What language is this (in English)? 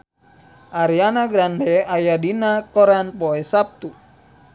Sundanese